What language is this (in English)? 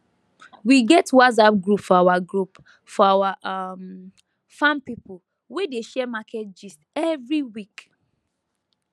Nigerian Pidgin